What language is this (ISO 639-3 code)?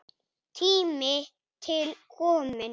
isl